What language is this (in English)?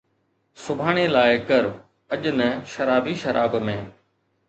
Sindhi